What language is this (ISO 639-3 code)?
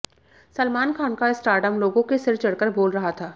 hin